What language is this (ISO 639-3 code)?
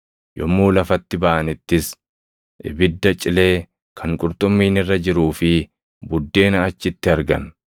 orm